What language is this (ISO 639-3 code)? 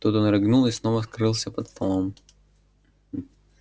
rus